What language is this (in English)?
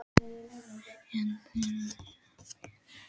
Icelandic